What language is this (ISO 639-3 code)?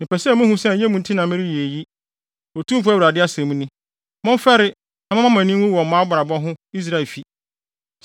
aka